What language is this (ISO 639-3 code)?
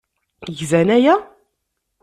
kab